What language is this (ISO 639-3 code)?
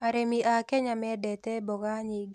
kik